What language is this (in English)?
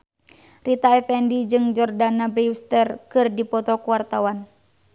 Sundanese